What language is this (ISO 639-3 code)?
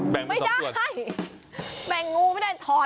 tha